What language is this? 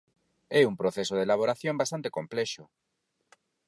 Galician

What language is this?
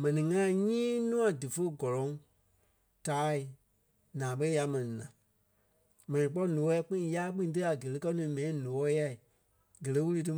Kpelle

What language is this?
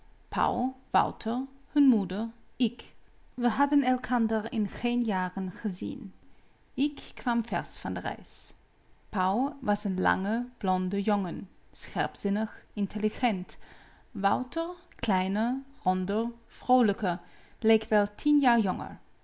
Dutch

